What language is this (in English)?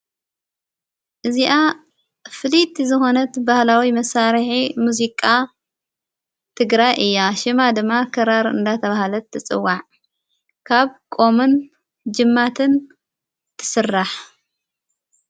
Tigrinya